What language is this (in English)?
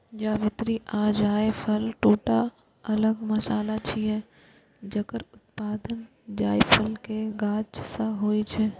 Maithili